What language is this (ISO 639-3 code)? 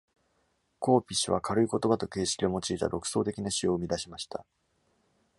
jpn